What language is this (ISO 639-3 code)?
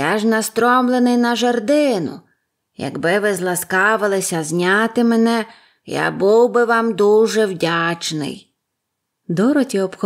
ukr